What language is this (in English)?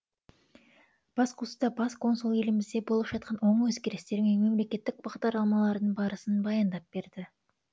Kazakh